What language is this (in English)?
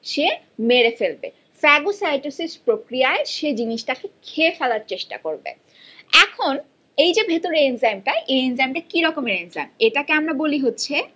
Bangla